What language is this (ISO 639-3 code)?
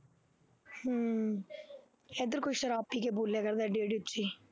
pan